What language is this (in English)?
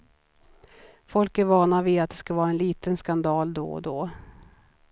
Swedish